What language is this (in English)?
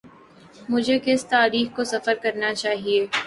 Urdu